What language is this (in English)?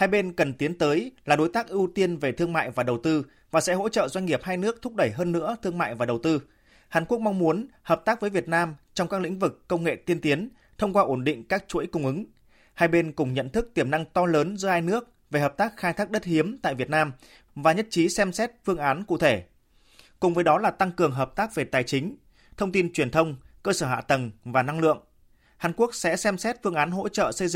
Vietnamese